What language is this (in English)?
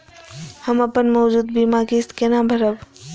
Maithili